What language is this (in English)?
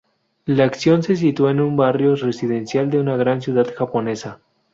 Spanish